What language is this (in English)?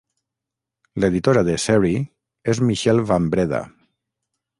Catalan